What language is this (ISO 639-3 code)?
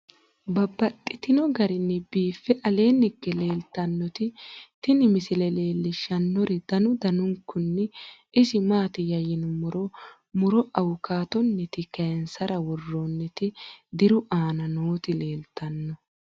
sid